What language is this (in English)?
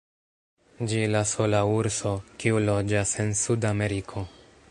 Esperanto